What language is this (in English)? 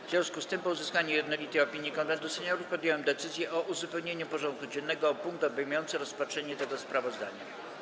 Polish